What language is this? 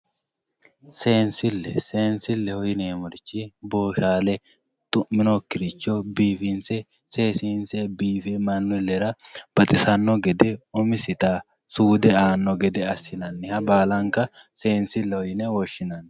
Sidamo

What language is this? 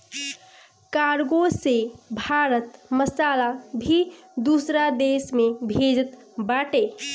Bhojpuri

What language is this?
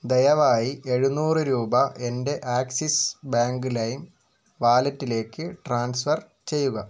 Malayalam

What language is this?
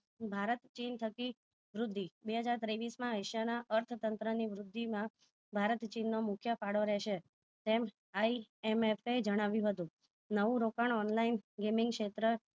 Gujarati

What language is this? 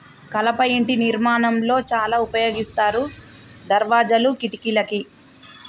Telugu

